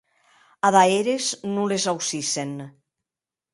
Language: Occitan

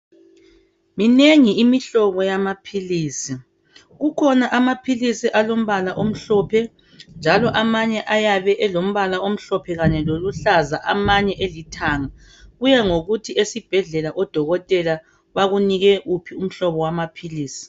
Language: North Ndebele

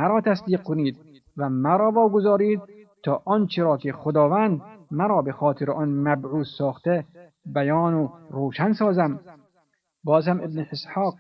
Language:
Persian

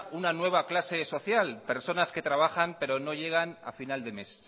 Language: Spanish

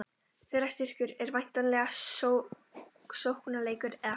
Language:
Icelandic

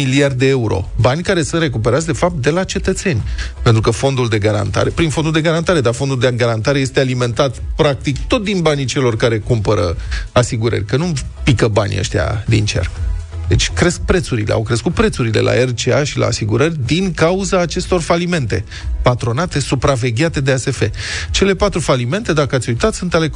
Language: Romanian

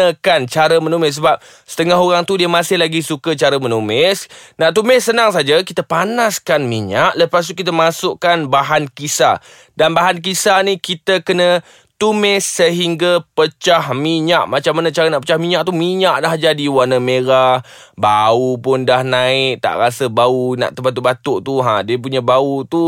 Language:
Malay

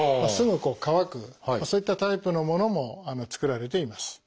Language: Japanese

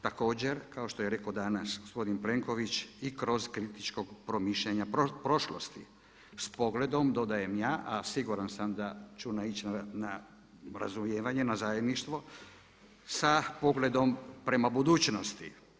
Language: Croatian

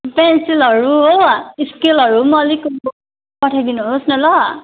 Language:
Nepali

